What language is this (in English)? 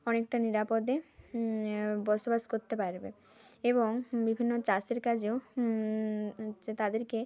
Bangla